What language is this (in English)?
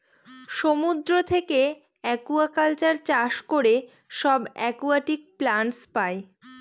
Bangla